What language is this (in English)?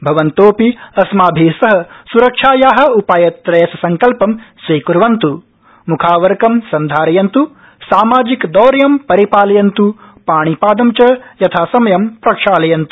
Sanskrit